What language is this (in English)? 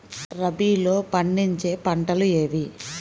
Telugu